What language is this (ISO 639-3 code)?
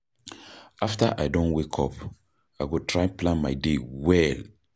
pcm